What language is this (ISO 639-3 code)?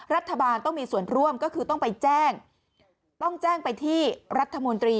tha